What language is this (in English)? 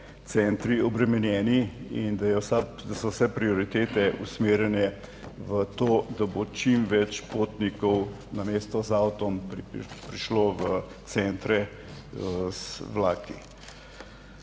Slovenian